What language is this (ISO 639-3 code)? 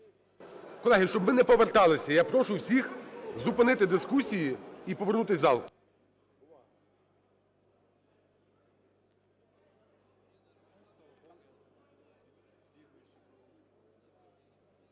ukr